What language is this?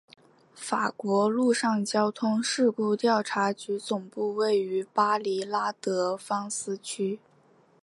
Chinese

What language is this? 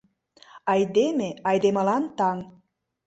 Mari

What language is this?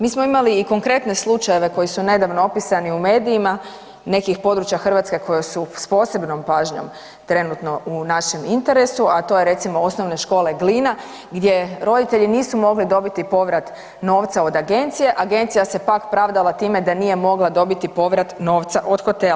Croatian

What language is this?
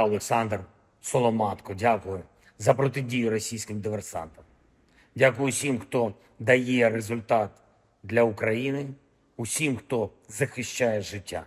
Ukrainian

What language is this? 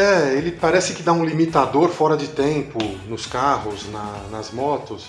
Portuguese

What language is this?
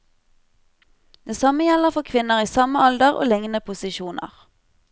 Norwegian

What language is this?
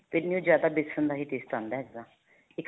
Punjabi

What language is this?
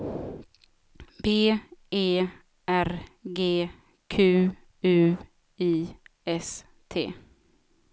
Swedish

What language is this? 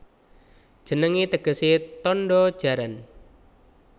Javanese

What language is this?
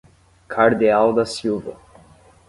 Portuguese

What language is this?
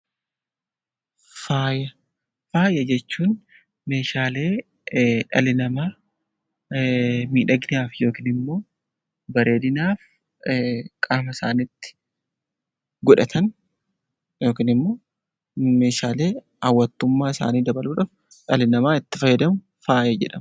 Oromo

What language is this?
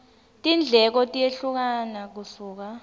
Swati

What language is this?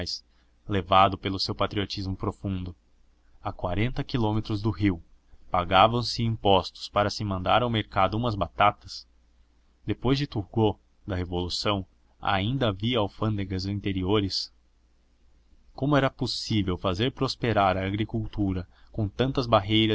Portuguese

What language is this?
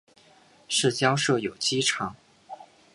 Chinese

